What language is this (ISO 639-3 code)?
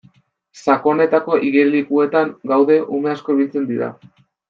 eus